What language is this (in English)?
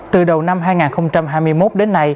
Vietnamese